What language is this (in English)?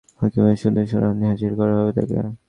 Bangla